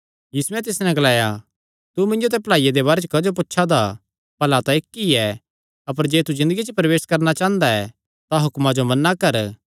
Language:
Kangri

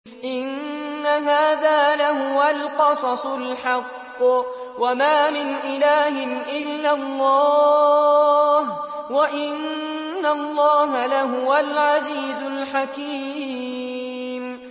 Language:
Arabic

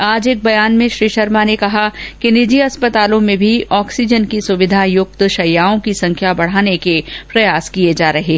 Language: Hindi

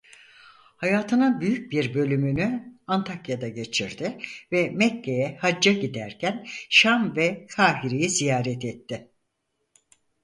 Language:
Turkish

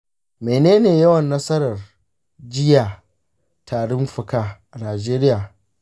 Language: Hausa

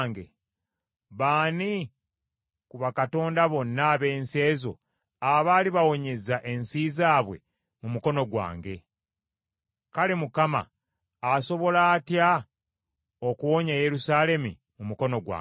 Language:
Ganda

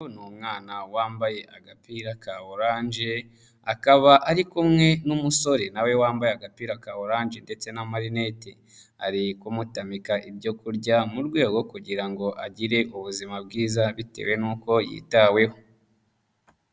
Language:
Kinyarwanda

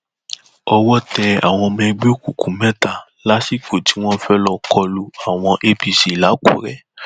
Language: Yoruba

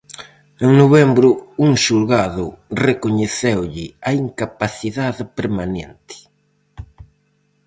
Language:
Galician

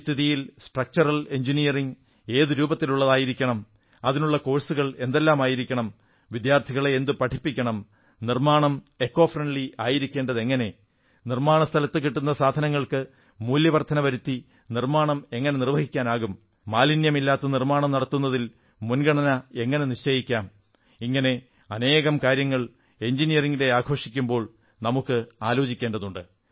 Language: Malayalam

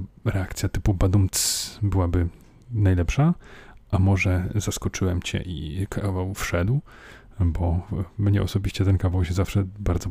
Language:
Polish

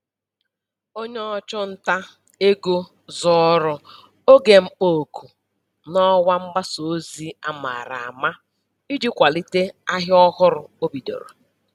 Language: Igbo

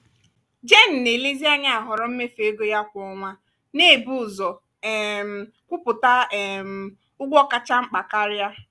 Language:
Igbo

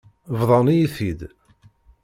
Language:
Kabyle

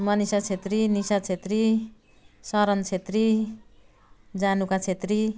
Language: Nepali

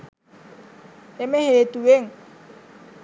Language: Sinhala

